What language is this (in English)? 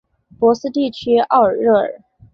Chinese